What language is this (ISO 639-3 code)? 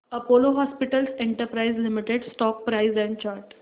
mar